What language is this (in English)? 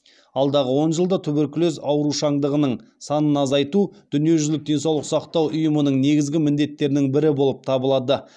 Kazakh